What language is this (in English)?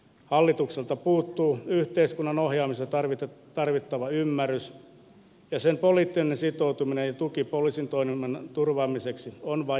Finnish